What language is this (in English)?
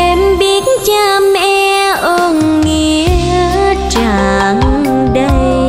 Vietnamese